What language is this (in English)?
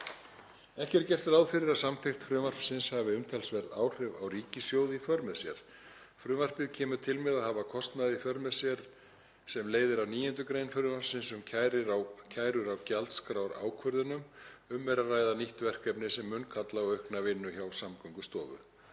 Icelandic